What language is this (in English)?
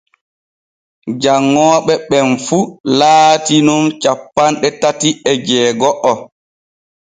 Borgu Fulfulde